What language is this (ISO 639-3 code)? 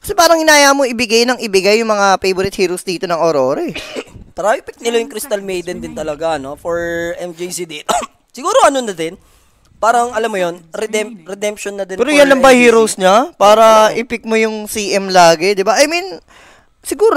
fil